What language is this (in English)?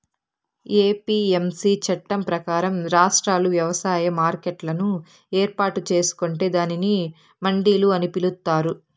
Telugu